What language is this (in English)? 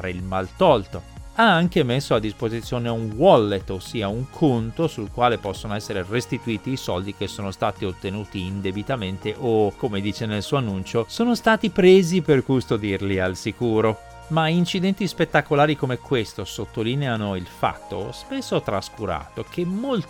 Italian